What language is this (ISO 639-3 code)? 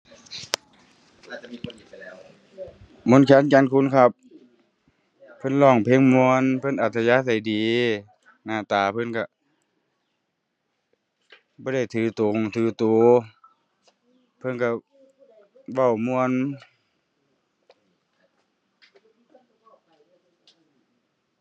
tha